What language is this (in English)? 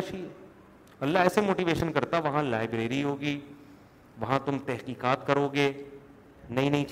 Urdu